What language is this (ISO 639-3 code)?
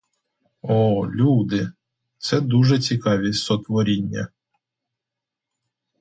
ukr